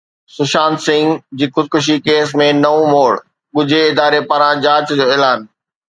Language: Sindhi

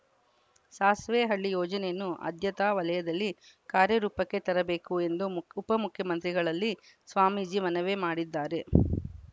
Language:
Kannada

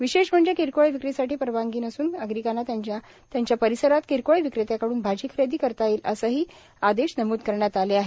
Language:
Marathi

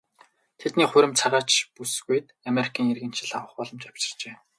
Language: Mongolian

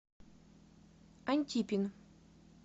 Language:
Russian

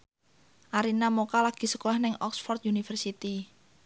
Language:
Javanese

